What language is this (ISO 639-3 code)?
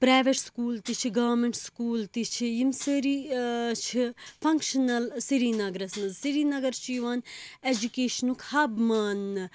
kas